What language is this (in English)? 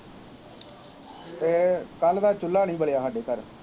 Punjabi